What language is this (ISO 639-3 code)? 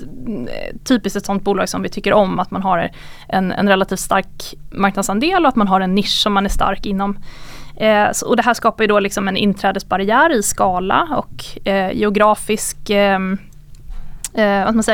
swe